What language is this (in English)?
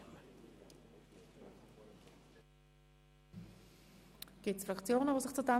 Swiss German